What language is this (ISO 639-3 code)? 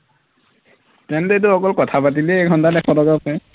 asm